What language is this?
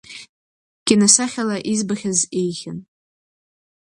Abkhazian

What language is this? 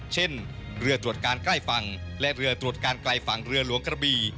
Thai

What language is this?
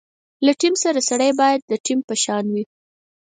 Pashto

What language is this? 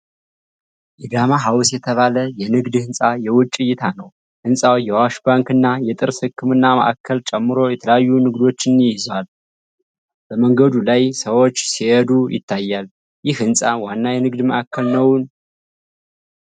Amharic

